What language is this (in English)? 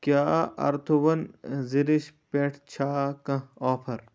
Kashmiri